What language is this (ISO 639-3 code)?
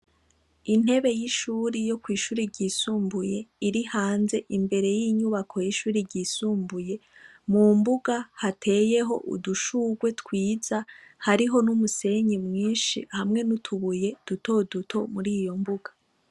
run